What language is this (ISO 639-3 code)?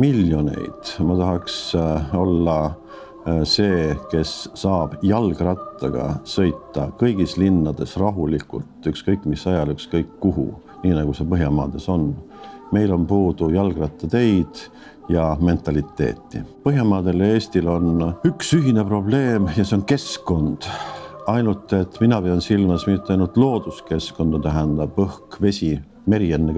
nld